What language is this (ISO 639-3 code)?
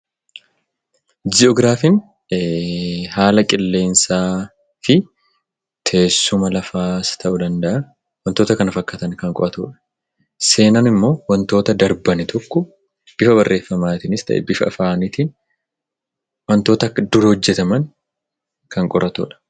orm